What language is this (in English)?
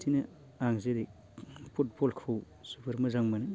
Bodo